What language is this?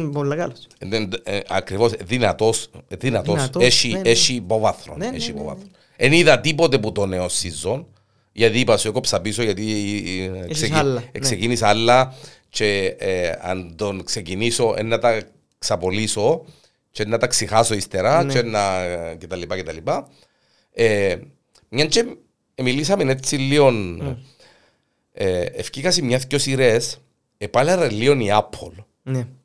Greek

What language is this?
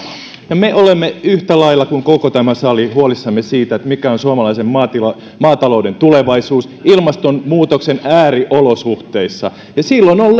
Finnish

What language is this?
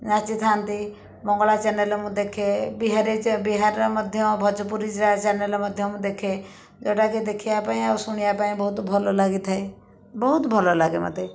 Odia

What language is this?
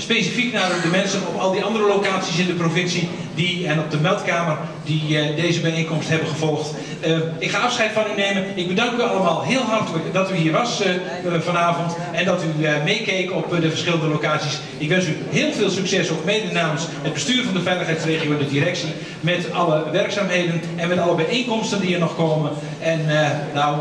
Dutch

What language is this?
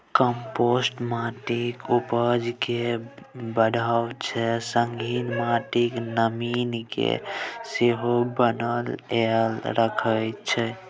Maithili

